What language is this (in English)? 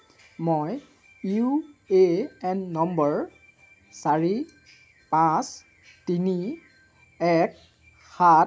Assamese